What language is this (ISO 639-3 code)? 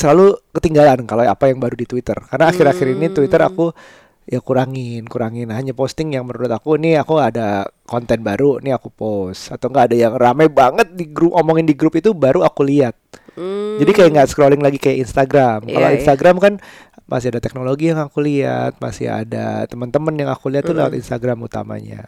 ind